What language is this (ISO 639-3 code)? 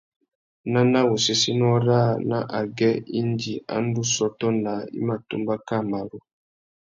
bag